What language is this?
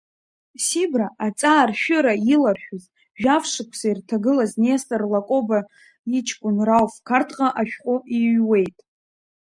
Abkhazian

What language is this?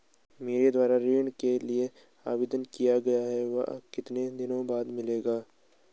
Hindi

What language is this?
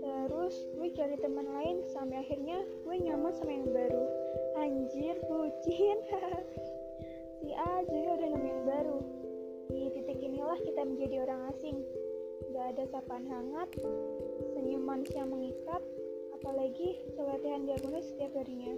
Indonesian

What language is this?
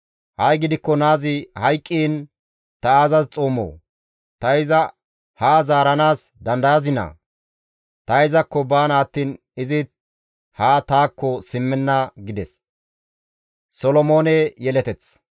Gamo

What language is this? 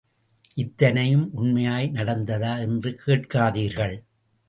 Tamil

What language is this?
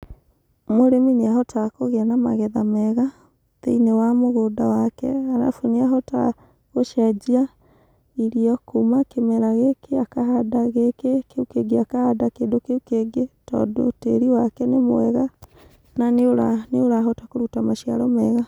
Kikuyu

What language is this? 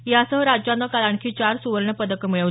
Marathi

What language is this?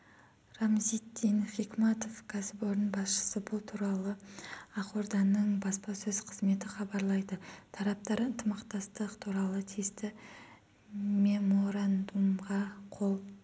Kazakh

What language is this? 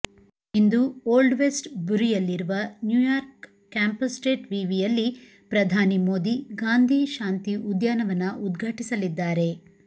Kannada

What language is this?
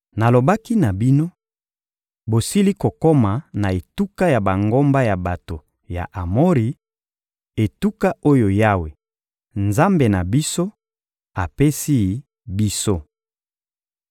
Lingala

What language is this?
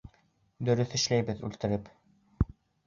Bashkir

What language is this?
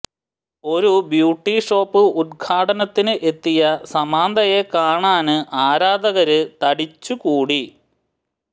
Malayalam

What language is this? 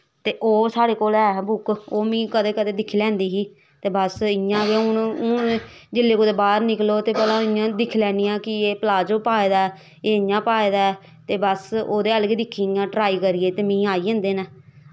Dogri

